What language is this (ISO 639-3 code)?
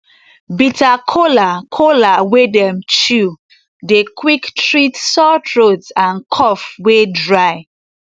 pcm